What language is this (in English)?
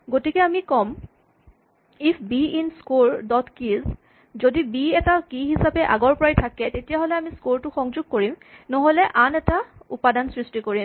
Assamese